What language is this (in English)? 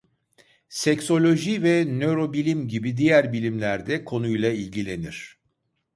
Turkish